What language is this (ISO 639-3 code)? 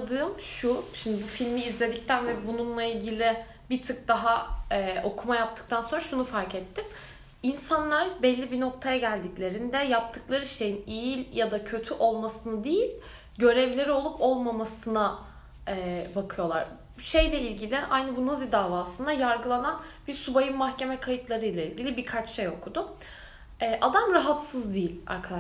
tur